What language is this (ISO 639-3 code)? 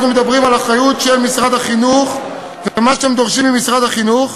heb